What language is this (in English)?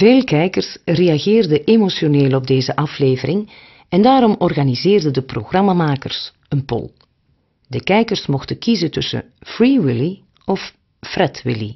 Dutch